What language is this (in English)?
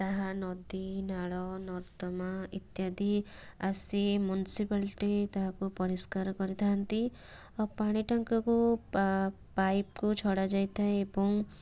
Odia